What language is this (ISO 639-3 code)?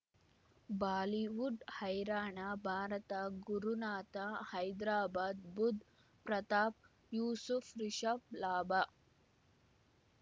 kan